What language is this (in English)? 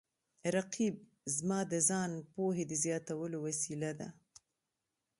Pashto